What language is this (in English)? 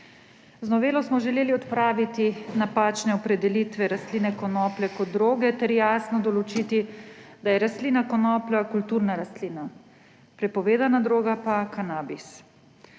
Slovenian